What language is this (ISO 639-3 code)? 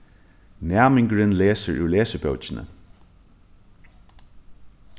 fao